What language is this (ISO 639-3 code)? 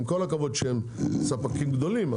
heb